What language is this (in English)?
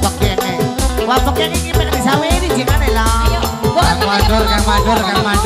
Indonesian